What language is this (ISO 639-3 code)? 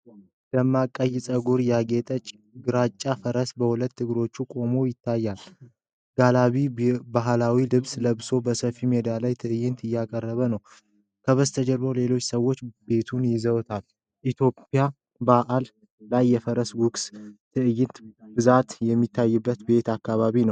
amh